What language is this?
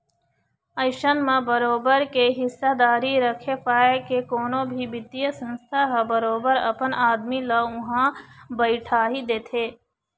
Chhattisgarhi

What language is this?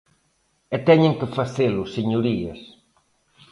Galician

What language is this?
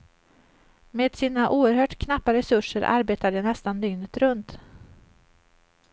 Swedish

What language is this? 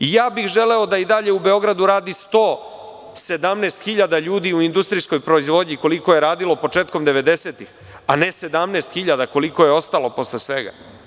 Serbian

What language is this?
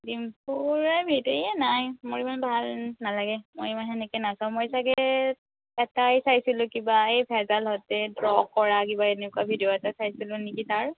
Assamese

